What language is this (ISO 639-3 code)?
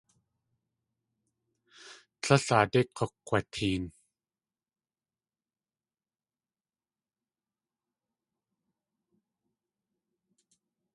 tli